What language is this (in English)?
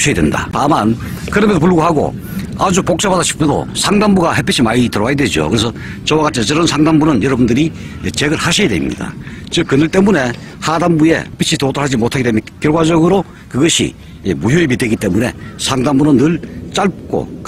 Korean